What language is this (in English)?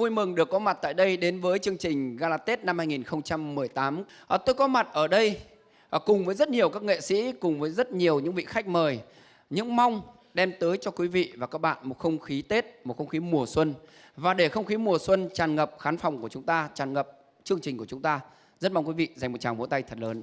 Vietnamese